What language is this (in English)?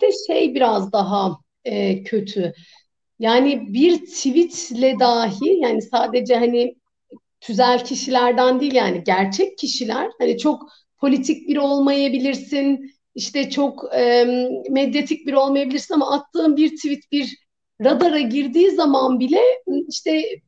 Turkish